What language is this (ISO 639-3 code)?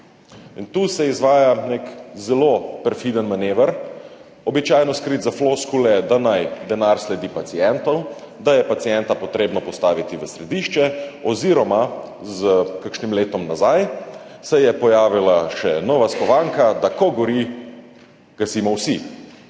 slv